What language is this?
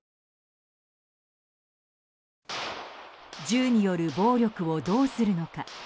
Japanese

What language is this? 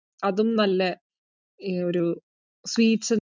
Malayalam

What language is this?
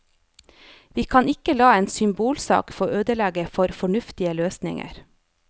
Norwegian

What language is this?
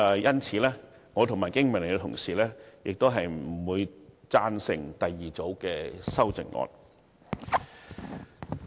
Cantonese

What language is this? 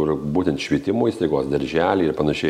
Lithuanian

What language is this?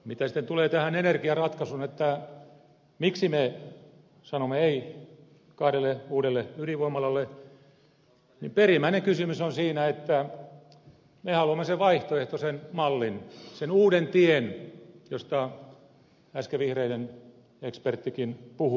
Finnish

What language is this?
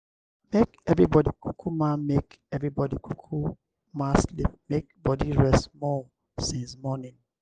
Nigerian Pidgin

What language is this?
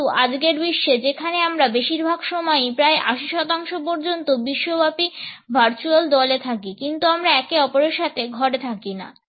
Bangla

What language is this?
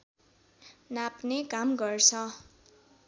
Nepali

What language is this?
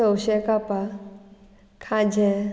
Konkani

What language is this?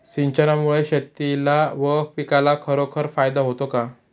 Marathi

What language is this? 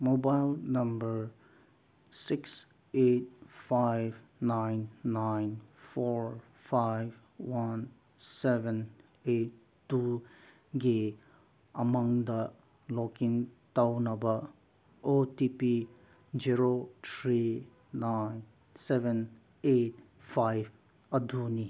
Manipuri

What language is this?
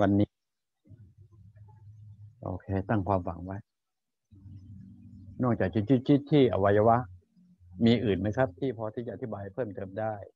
Thai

